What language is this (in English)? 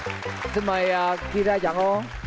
Vietnamese